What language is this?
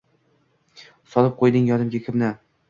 Uzbek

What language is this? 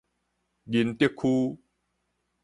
Min Nan Chinese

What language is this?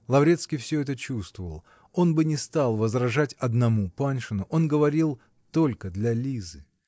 Russian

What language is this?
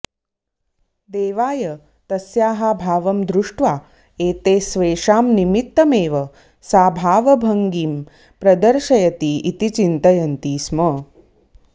Sanskrit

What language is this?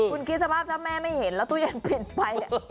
Thai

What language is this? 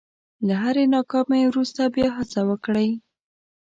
Pashto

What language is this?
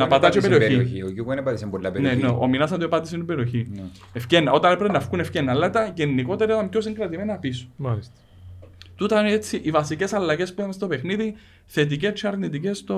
Greek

